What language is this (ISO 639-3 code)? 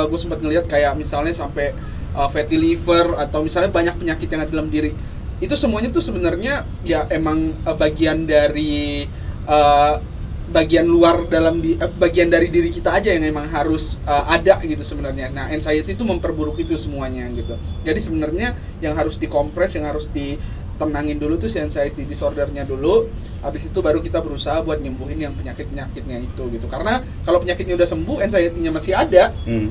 ind